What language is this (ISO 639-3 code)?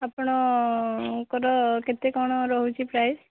ori